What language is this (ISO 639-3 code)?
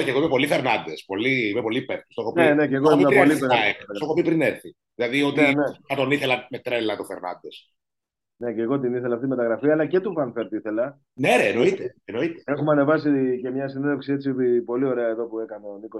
ell